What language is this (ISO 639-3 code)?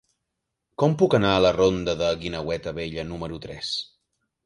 cat